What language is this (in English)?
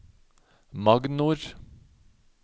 Norwegian